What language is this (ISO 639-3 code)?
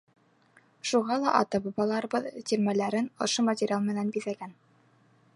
bak